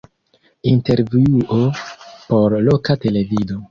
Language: Esperanto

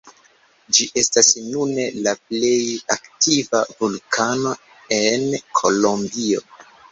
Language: Esperanto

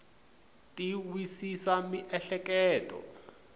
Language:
Tsonga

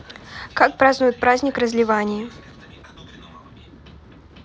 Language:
Russian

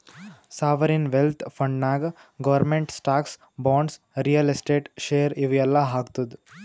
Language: Kannada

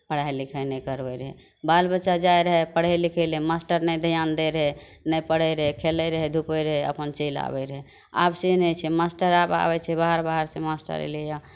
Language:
Maithili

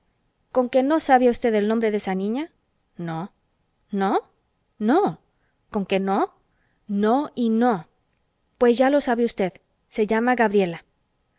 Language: Spanish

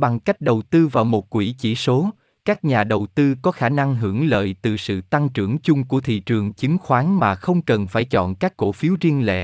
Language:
Vietnamese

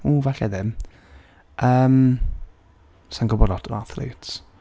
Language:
Welsh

